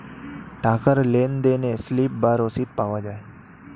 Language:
Bangla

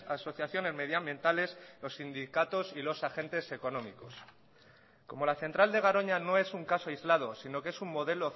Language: Spanish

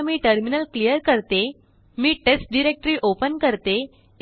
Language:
Marathi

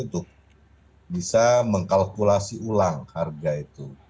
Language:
Indonesian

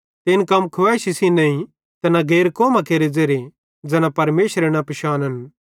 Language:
Bhadrawahi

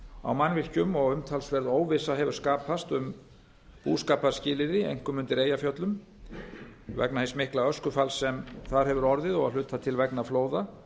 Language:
Icelandic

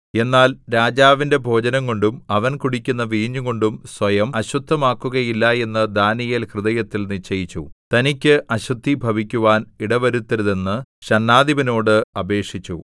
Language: Malayalam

